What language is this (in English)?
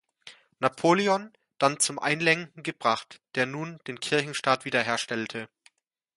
German